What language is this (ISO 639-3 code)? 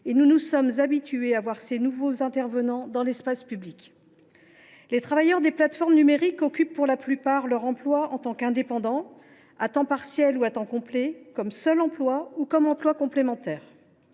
fra